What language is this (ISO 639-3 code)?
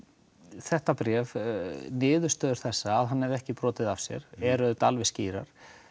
isl